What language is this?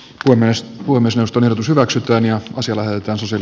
Finnish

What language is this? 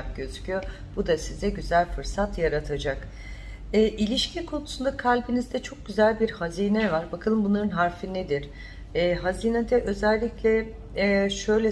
Turkish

